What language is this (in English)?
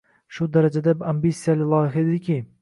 Uzbek